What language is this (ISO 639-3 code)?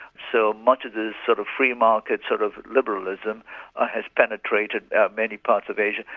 eng